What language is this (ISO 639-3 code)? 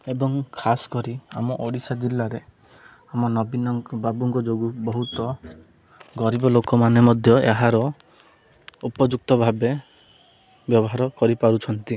ori